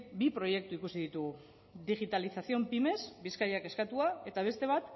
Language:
Basque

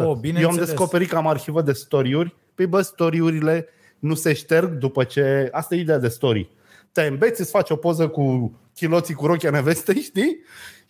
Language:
Romanian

